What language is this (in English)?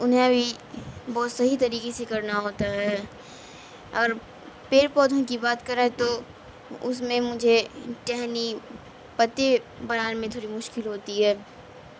Urdu